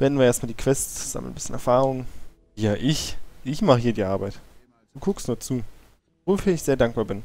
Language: German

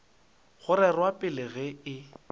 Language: Northern Sotho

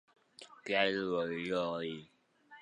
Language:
Chinese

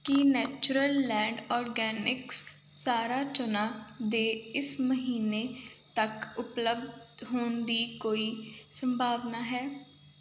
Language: Punjabi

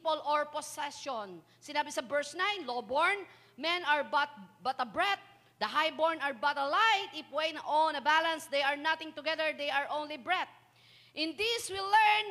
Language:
Filipino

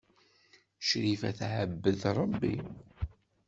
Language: Kabyle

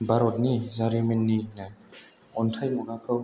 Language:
Bodo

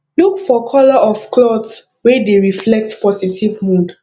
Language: Nigerian Pidgin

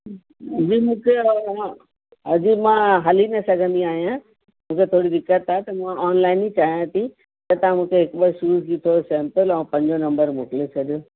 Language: Sindhi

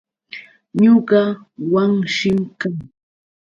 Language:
Yauyos Quechua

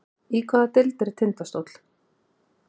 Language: Icelandic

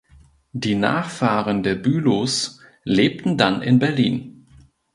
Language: German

